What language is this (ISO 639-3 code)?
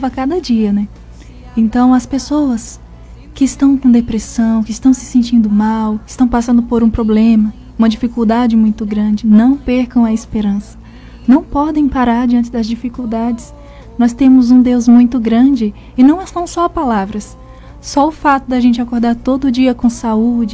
por